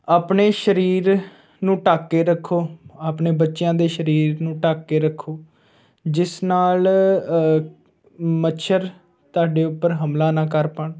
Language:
Punjabi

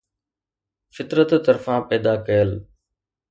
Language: Sindhi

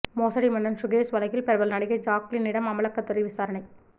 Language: Tamil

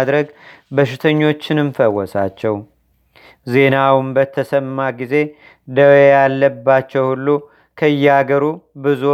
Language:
Amharic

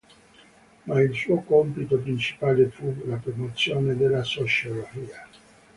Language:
Italian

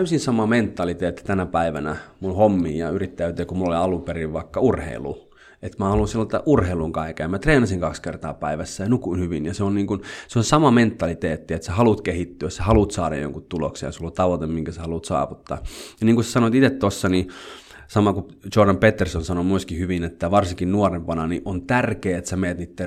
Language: Finnish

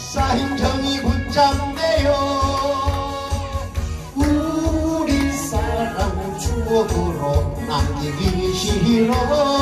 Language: Korean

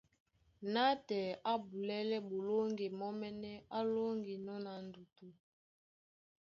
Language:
Duala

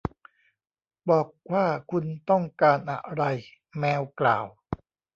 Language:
Thai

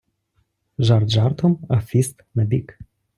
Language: Ukrainian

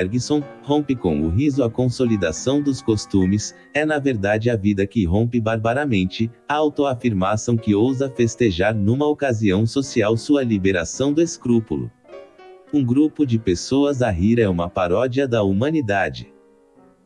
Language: Portuguese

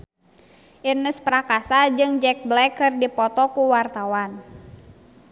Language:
Sundanese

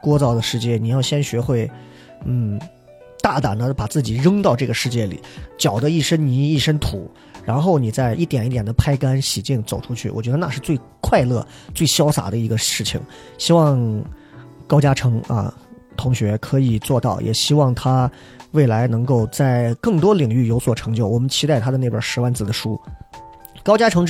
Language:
Chinese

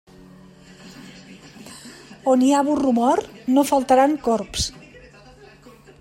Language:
Catalan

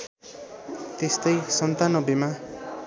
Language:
Nepali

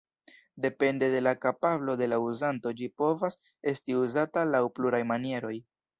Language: Esperanto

